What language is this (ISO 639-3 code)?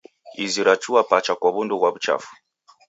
dav